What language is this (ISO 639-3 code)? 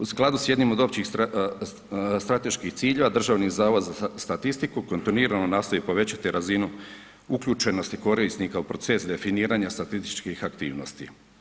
hrv